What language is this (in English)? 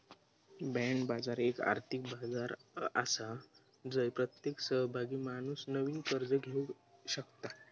Marathi